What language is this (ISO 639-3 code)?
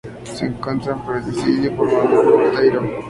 spa